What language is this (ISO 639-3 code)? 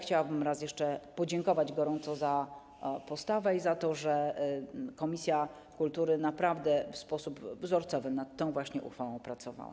pol